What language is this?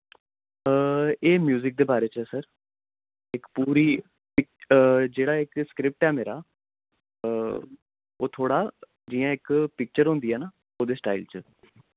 Dogri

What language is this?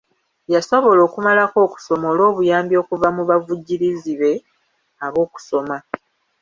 Ganda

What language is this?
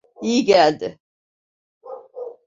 Turkish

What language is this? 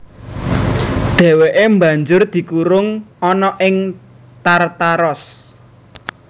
Javanese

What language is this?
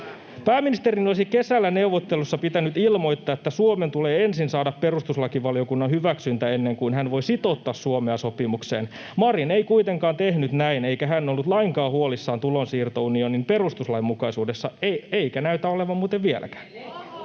Finnish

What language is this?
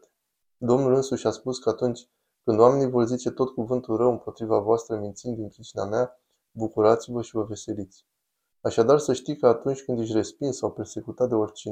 Romanian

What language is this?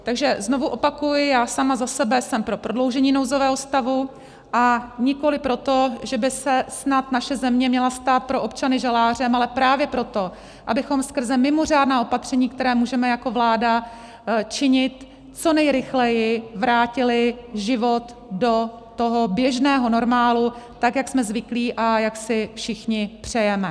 Czech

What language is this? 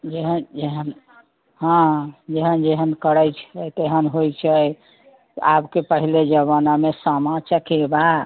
Maithili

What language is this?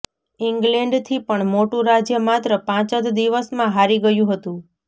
Gujarati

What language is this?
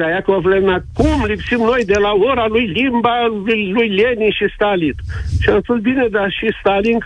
Romanian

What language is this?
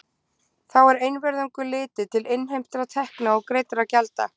Icelandic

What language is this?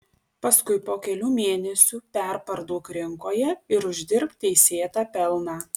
Lithuanian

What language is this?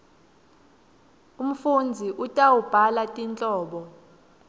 Swati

